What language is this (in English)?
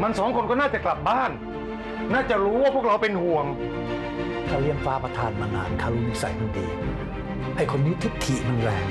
Thai